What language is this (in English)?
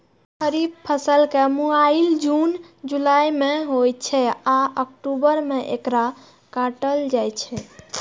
Maithili